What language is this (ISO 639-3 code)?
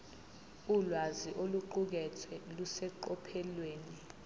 zul